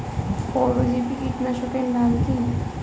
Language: Bangla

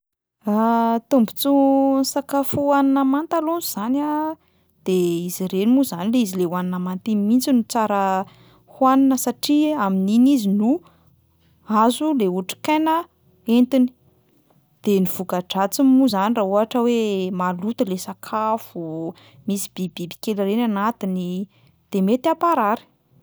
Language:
Malagasy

